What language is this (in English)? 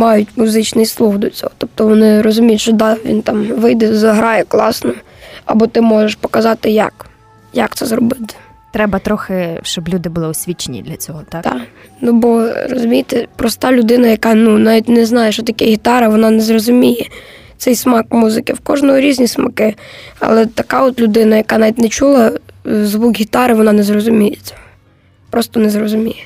Ukrainian